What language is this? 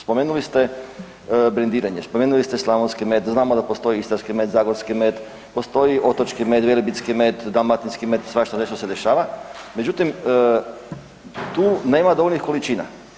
Croatian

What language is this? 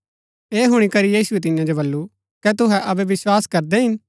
Gaddi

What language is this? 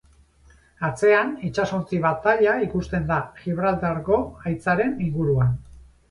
Basque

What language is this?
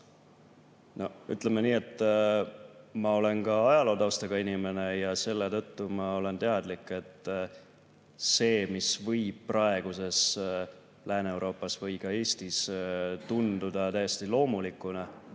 Estonian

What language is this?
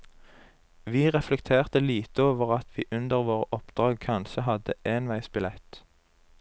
Norwegian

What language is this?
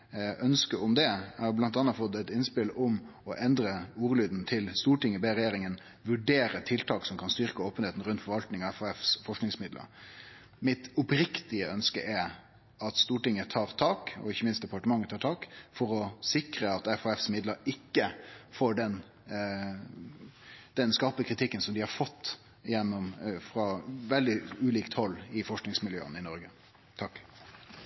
Norwegian Nynorsk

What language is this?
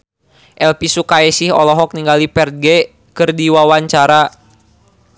Sundanese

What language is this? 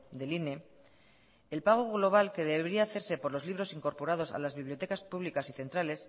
Spanish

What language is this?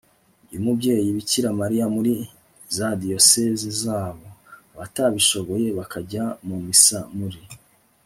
Kinyarwanda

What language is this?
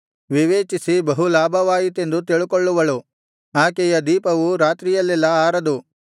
Kannada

